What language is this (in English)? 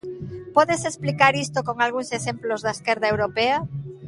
Galician